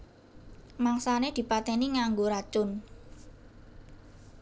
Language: Javanese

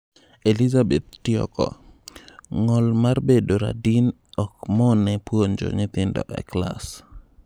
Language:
Luo (Kenya and Tanzania)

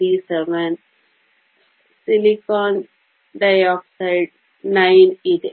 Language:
Kannada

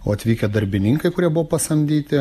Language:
Lithuanian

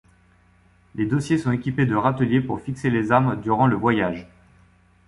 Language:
French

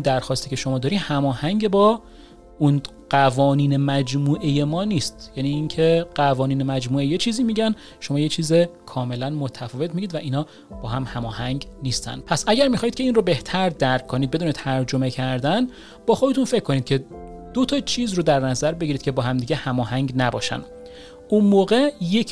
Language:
Persian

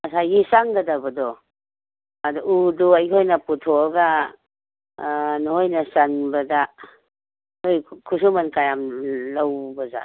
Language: Manipuri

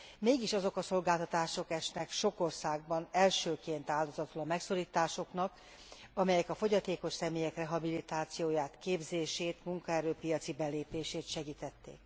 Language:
Hungarian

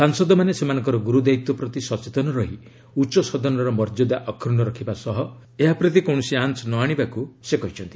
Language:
Odia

